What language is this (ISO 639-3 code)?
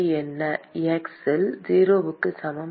tam